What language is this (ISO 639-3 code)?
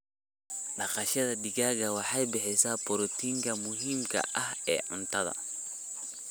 som